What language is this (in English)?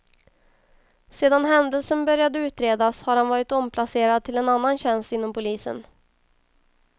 Swedish